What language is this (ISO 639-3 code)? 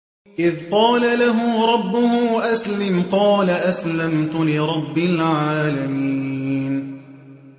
ara